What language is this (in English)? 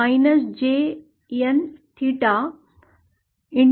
Marathi